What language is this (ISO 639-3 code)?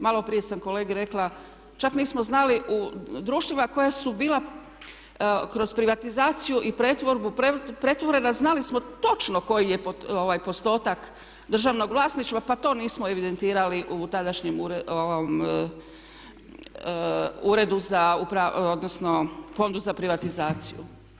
hrv